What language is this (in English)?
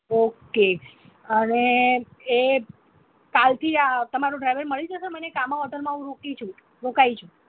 Gujarati